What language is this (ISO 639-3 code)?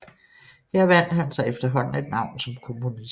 dan